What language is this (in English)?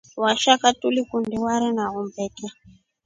Rombo